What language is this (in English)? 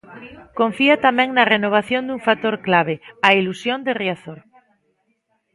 Galician